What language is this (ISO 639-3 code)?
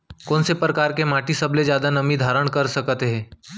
hne